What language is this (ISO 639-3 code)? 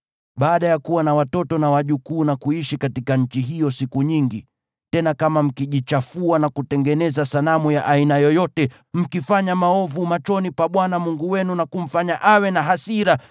swa